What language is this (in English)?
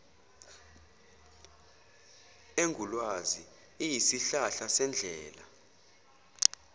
Zulu